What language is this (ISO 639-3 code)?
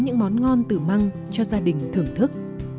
vie